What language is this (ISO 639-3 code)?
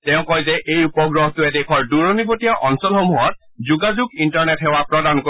asm